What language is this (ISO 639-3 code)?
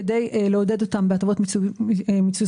heb